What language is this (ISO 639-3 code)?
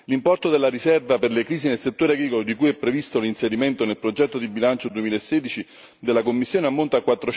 ita